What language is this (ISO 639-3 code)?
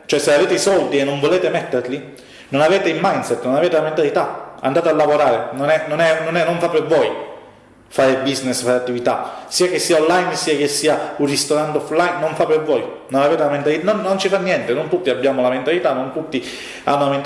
ita